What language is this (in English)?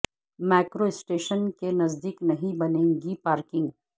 Urdu